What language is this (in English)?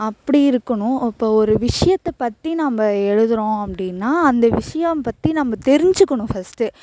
Tamil